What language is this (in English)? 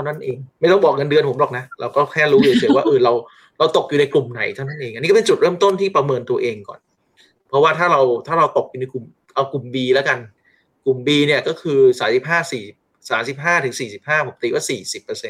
Thai